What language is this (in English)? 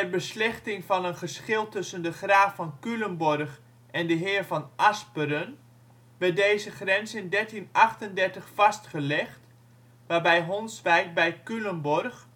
Dutch